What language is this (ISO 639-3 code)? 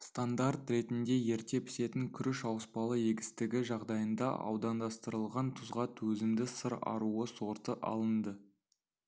kaz